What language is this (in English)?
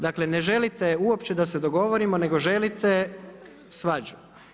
Croatian